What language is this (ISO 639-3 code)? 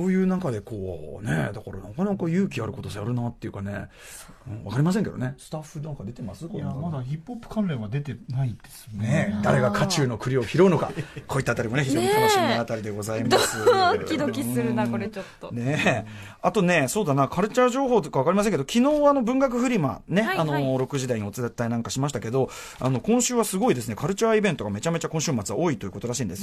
jpn